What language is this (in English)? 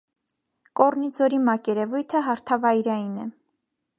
Armenian